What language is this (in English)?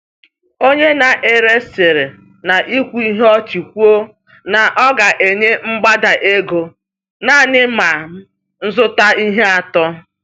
Igbo